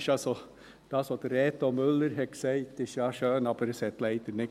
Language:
Swiss German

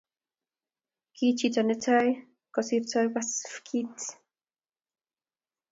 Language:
Kalenjin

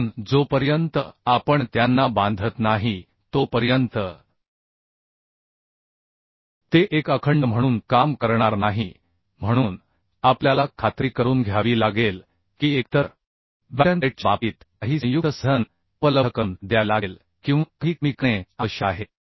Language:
Marathi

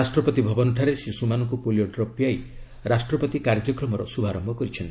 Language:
Odia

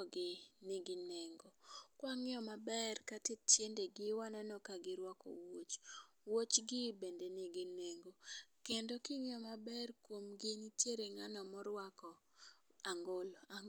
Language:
Luo (Kenya and Tanzania)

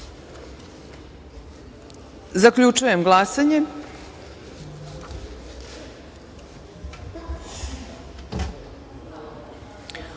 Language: Serbian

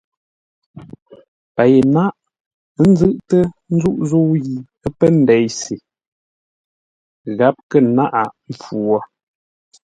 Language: Ngombale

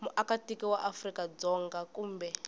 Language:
Tsonga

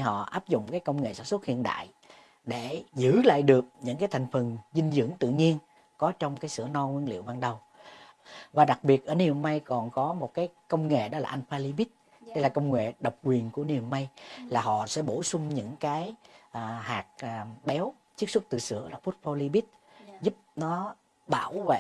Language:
Vietnamese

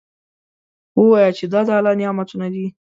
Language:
Pashto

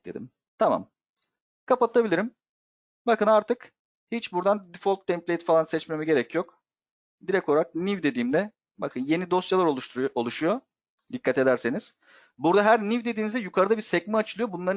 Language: Turkish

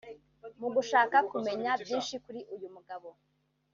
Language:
Kinyarwanda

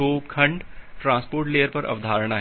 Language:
Hindi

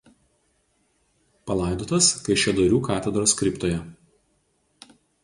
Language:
Lithuanian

